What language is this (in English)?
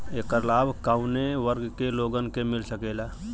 Bhojpuri